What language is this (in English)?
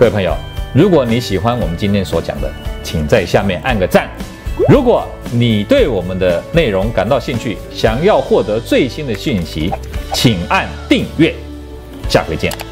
Chinese